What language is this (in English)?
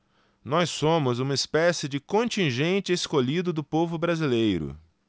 Portuguese